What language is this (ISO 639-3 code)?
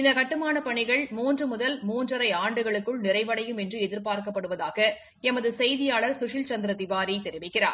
tam